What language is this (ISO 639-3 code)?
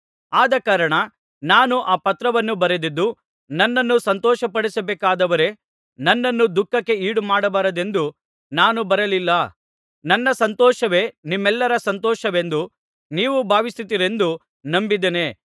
kan